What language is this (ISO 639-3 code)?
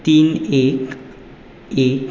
kok